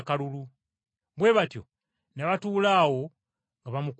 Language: Ganda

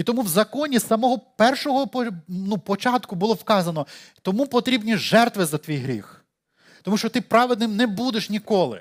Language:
Ukrainian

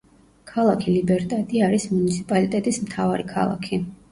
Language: Georgian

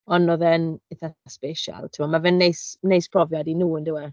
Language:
Welsh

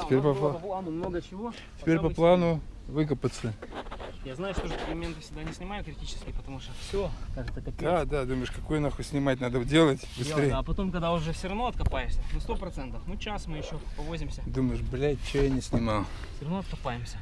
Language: Russian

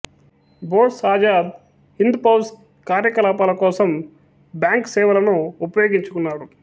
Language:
Telugu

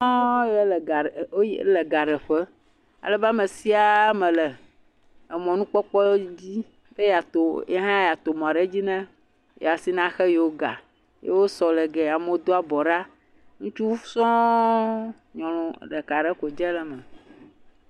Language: Ewe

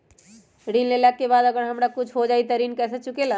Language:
Magahi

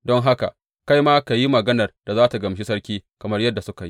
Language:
Hausa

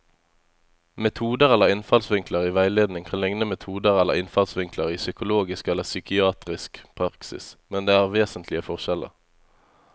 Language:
Norwegian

